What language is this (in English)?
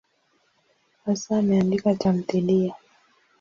Swahili